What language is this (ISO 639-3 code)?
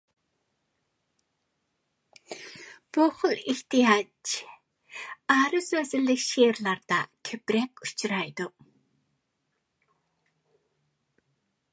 uig